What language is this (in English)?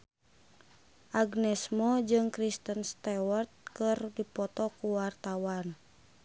Sundanese